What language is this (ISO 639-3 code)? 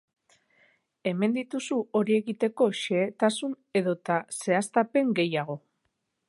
eus